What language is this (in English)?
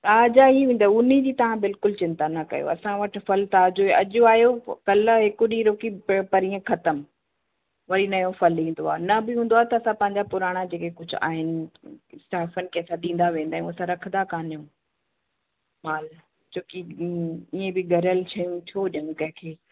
Sindhi